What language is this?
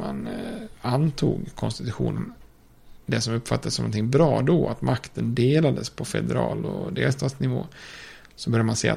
Swedish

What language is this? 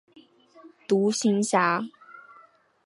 Chinese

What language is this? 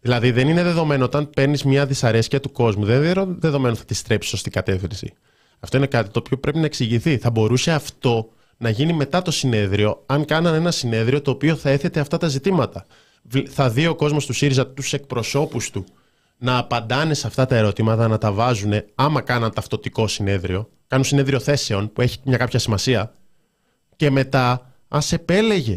Greek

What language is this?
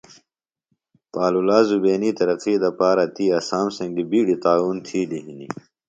Phalura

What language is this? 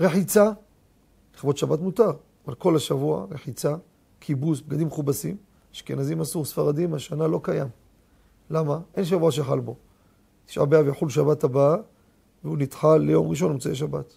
Hebrew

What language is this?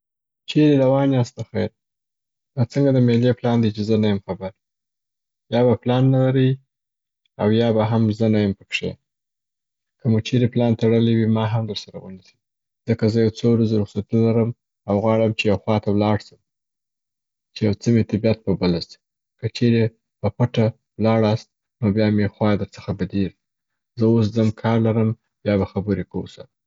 Southern Pashto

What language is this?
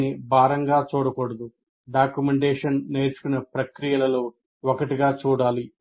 Telugu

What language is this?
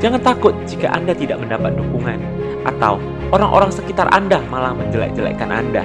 Indonesian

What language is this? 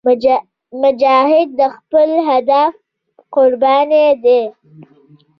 Pashto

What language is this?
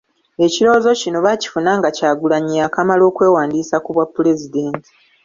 Ganda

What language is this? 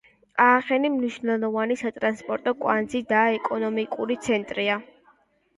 Georgian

